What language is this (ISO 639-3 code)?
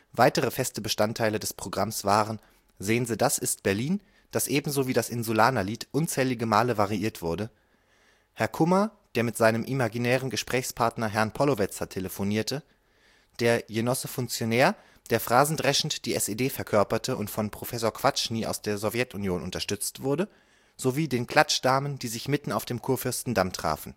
deu